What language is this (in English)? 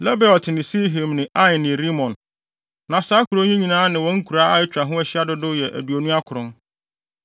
Akan